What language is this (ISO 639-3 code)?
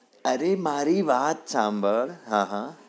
guj